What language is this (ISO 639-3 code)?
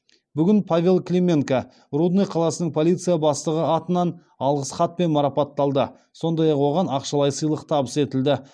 kaz